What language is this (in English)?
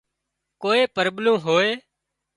Wadiyara Koli